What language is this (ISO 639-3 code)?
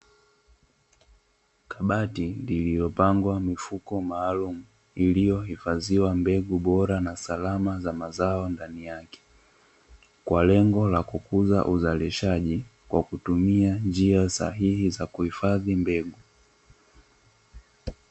swa